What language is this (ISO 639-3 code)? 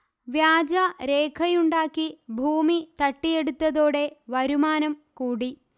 mal